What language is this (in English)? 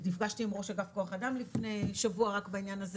Hebrew